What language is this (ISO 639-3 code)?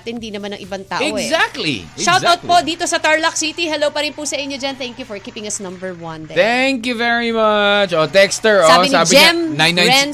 fil